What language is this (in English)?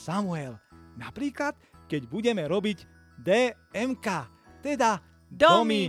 Slovak